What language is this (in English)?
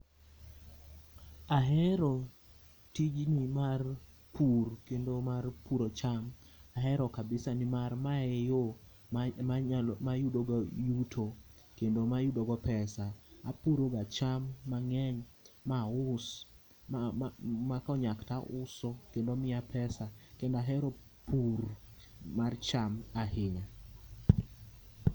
Luo (Kenya and Tanzania)